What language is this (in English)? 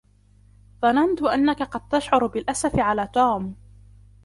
Arabic